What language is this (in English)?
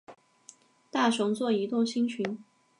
Chinese